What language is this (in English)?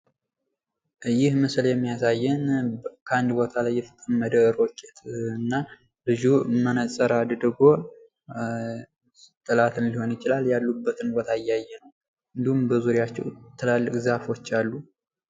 Amharic